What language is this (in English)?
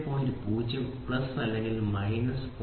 Malayalam